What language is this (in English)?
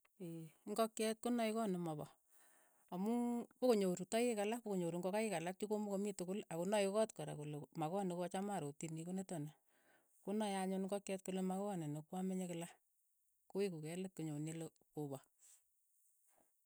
Keiyo